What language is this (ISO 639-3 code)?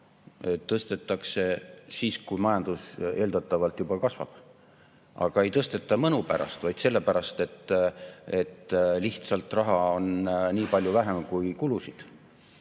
est